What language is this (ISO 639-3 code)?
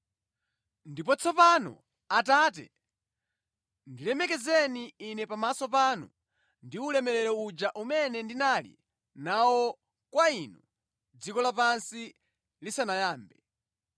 nya